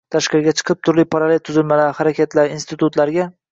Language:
Uzbek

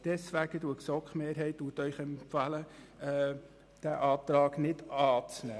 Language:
Swiss German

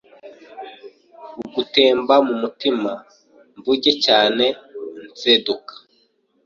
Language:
Kinyarwanda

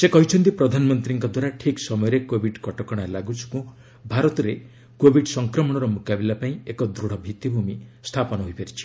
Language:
Odia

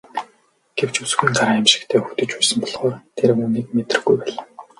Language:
Mongolian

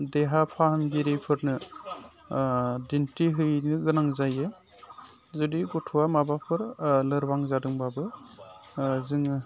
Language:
Bodo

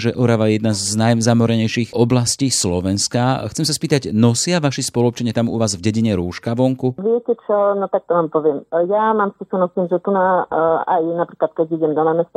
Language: Slovak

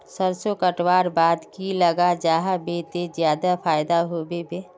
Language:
Magahi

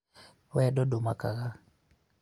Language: Kikuyu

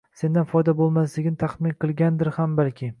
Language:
Uzbek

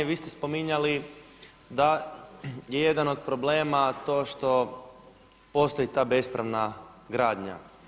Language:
Croatian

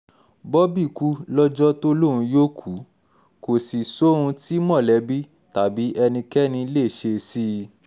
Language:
Yoruba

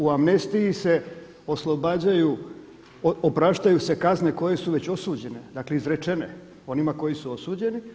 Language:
Croatian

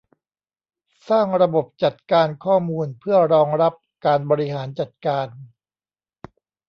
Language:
Thai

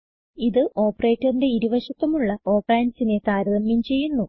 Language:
Malayalam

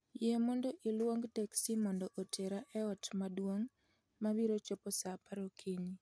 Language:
Luo (Kenya and Tanzania)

